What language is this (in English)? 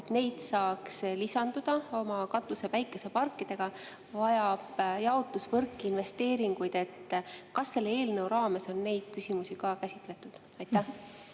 Estonian